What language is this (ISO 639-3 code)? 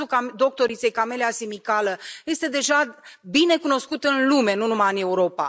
ron